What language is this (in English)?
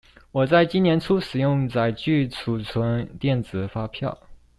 Chinese